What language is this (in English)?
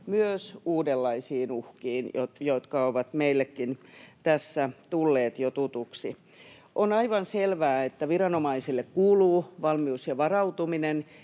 Finnish